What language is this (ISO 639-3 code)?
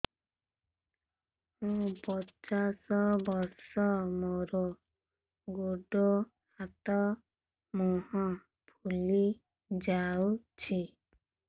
ori